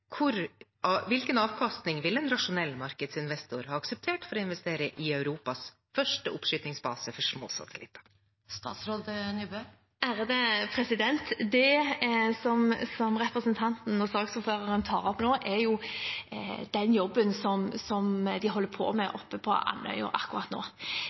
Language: Norwegian Bokmål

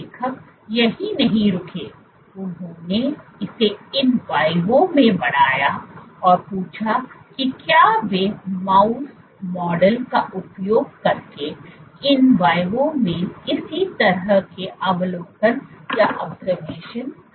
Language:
Hindi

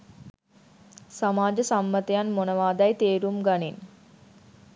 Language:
Sinhala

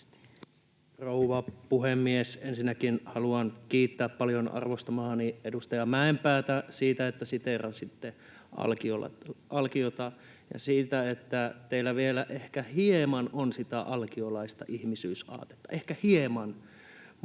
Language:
Finnish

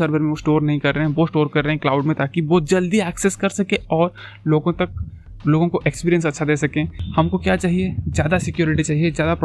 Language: Hindi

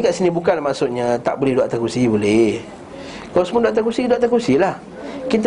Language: Malay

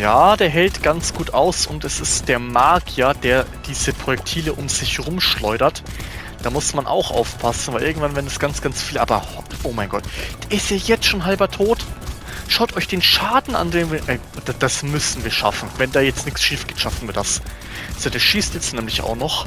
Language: German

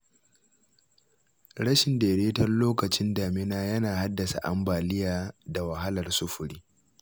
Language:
Hausa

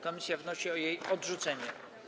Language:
Polish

